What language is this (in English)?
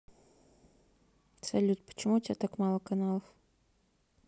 Russian